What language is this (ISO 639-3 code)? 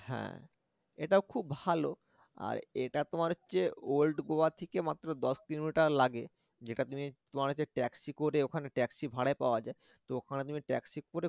ben